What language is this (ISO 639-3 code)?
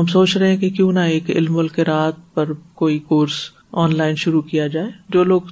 urd